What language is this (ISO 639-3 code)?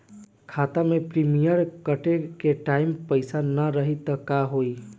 bho